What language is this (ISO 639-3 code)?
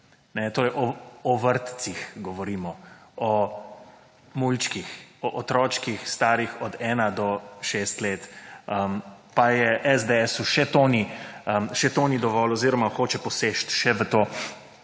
slv